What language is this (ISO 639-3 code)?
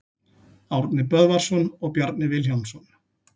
isl